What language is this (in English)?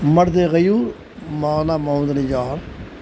Urdu